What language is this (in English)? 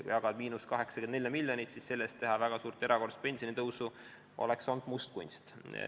Estonian